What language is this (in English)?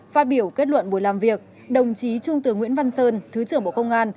Vietnamese